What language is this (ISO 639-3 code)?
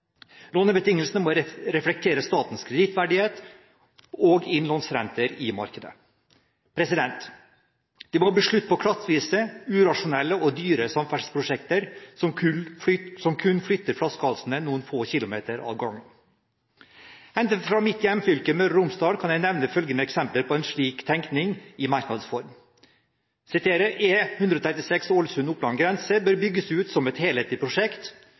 nob